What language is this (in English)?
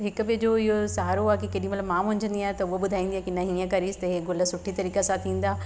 Sindhi